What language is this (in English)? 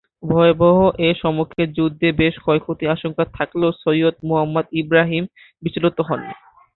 Bangla